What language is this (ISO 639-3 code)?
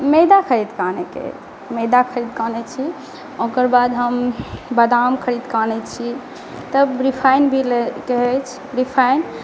mai